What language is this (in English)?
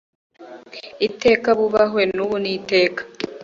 Kinyarwanda